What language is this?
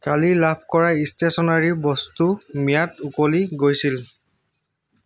Assamese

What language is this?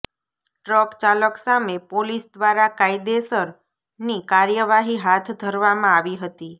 Gujarati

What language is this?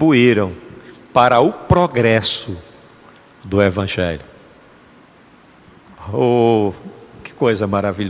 Portuguese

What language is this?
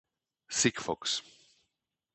Czech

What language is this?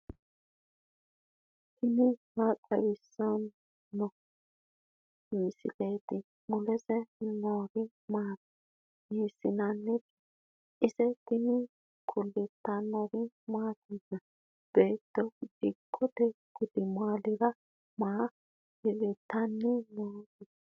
Sidamo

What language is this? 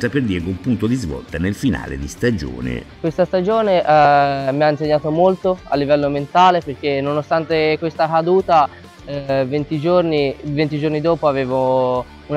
Italian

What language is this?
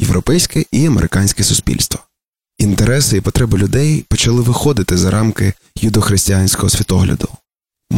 Ukrainian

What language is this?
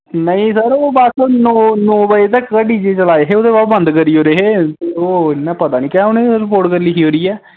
Dogri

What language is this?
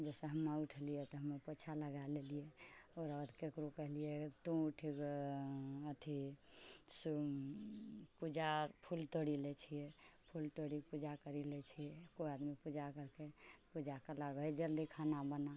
Maithili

